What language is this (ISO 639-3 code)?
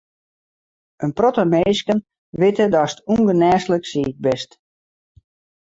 fry